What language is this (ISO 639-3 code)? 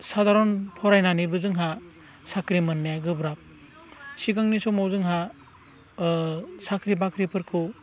brx